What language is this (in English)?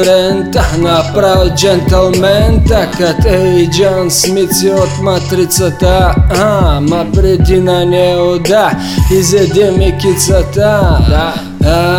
Bulgarian